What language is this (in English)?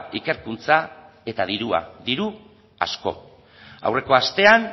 Basque